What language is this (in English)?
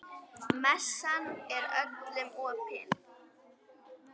Icelandic